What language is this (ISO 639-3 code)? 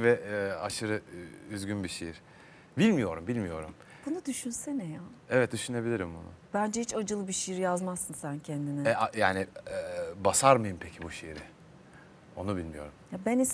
tur